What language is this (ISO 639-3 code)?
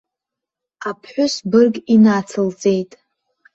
abk